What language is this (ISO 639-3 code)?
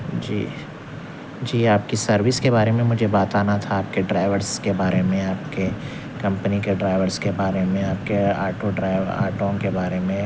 urd